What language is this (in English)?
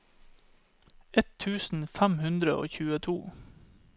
Norwegian